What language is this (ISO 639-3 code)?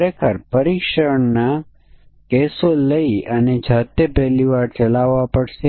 guj